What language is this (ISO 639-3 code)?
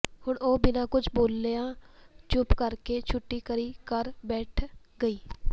pan